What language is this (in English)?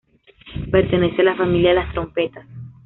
Spanish